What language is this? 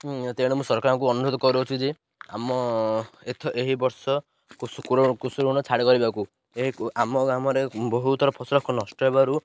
Odia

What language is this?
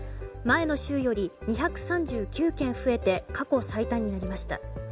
Japanese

